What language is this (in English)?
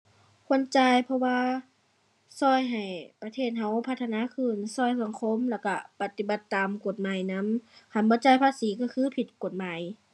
Thai